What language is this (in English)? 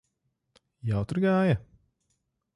Latvian